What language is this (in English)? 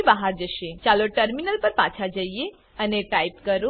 Gujarati